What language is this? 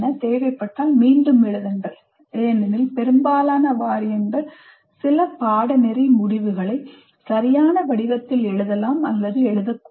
Tamil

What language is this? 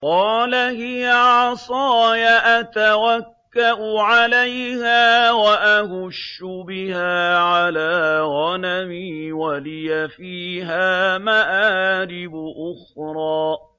Arabic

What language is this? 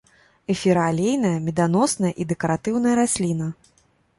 Belarusian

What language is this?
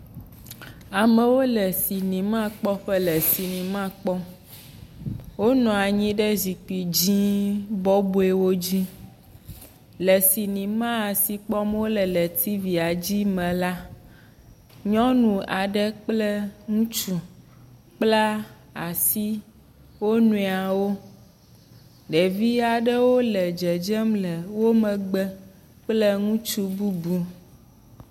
Ewe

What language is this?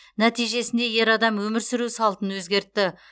Kazakh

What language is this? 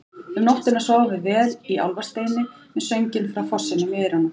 Icelandic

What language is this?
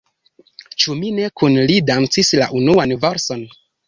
Esperanto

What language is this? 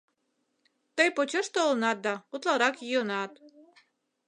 Mari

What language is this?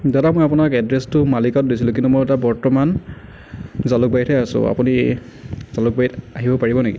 Assamese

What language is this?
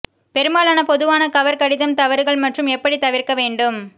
Tamil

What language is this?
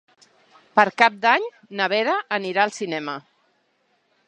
Catalan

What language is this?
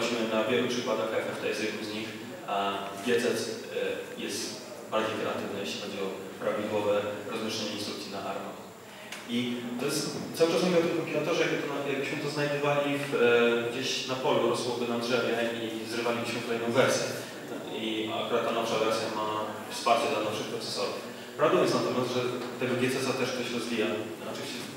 Polish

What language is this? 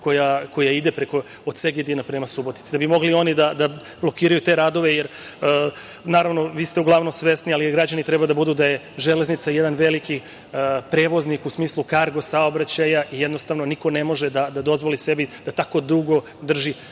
Serbian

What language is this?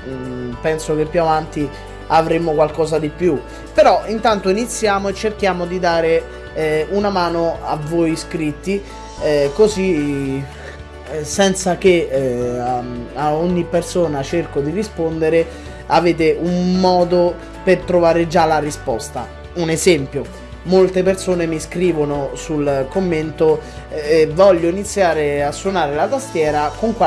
Italian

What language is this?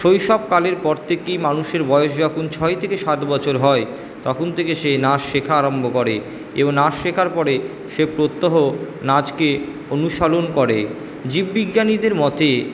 Bangla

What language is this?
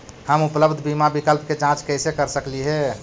Magahi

